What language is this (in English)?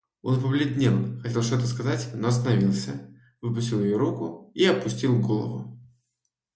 Russian